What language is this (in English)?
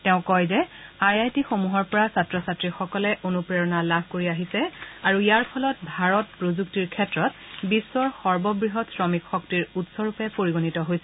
Assamese